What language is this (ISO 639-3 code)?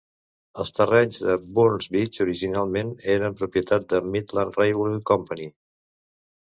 cat